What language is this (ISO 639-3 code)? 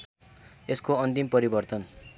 nep